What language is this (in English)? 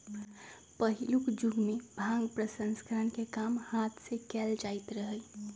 Magahi